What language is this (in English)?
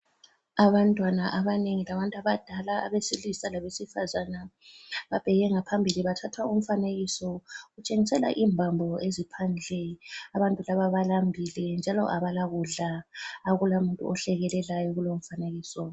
North Ndebele